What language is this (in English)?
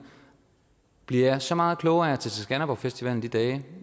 Danish